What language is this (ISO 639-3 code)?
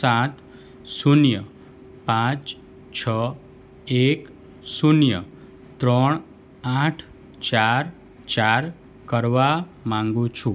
guj